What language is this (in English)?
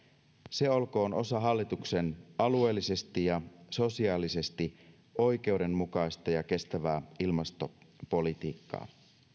Finnish